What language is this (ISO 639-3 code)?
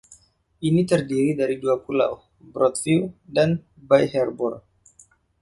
ind